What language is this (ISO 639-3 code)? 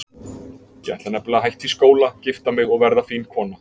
isl